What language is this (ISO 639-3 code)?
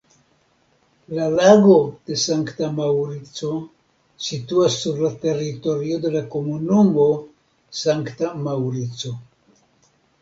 epo